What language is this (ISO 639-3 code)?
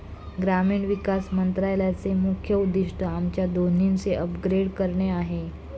mar